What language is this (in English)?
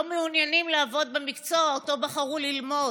Hebrew